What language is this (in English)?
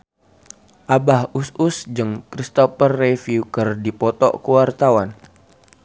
Sundanese